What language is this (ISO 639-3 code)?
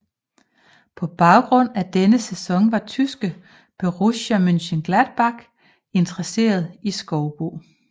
dan